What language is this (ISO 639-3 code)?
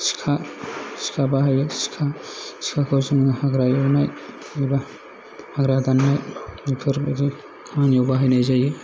brx